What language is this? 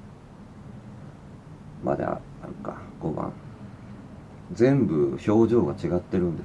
Japanese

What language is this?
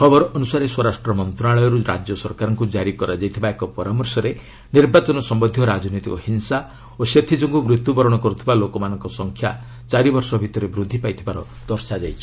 Odia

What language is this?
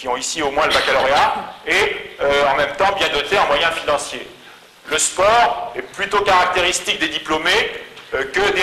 French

